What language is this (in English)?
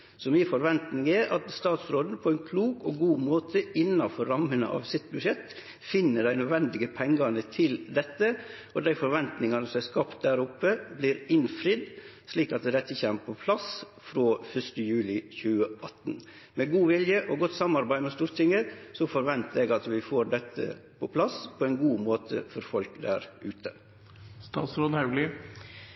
Norwegian Nynorsk